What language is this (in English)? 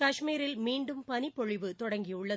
Tamil